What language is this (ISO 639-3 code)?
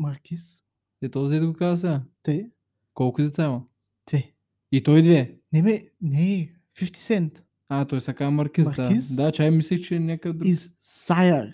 bul